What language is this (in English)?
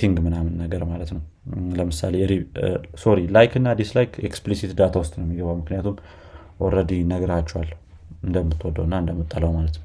Amharic